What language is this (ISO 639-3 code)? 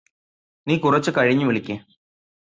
mal